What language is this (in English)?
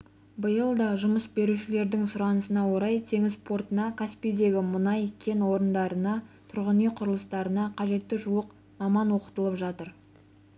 Kazakh